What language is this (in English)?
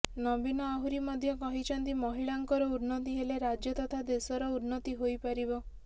Odia